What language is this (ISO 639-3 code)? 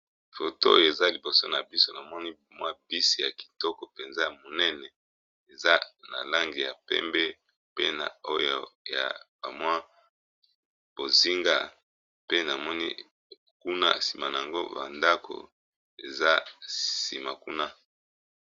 lin